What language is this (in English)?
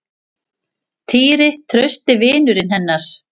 Icelandic